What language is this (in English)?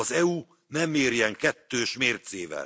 Hungarian